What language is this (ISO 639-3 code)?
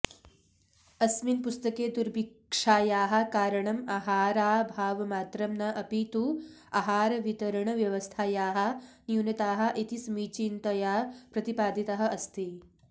san